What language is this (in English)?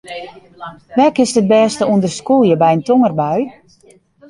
Western Frisian